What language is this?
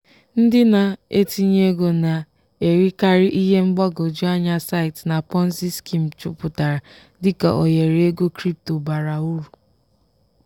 Igbo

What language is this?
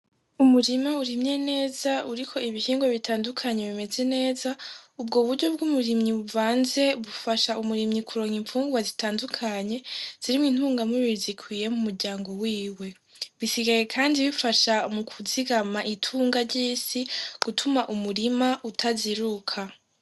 Rundi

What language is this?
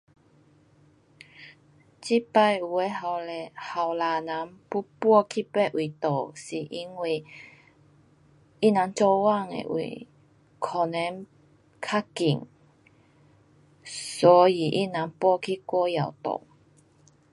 Pu-Xian Chinese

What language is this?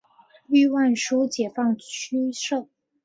Chinese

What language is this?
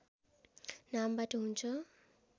Nepali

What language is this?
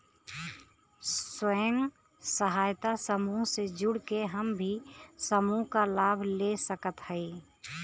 Bhojpuri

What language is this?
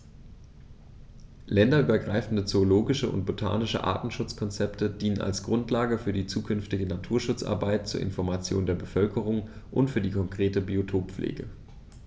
German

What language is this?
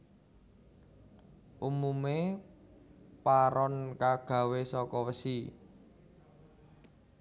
Javanese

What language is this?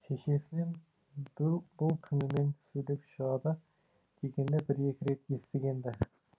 Kazakh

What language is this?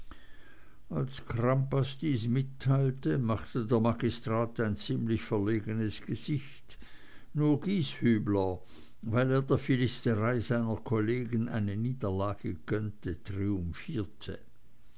German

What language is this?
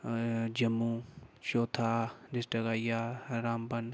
Dogri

